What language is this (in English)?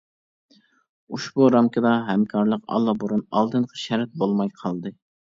Uyghur